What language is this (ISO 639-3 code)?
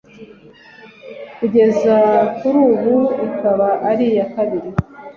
kin